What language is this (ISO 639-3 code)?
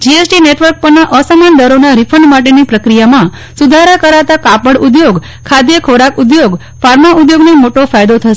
guj